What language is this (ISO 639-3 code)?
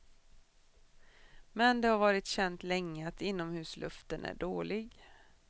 swe